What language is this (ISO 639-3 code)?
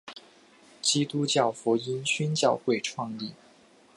zho